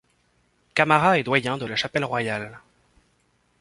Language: French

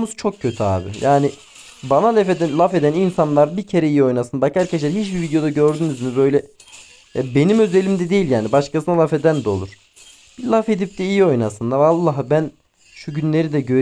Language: Turkish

